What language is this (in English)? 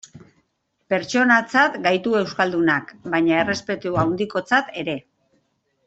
Basque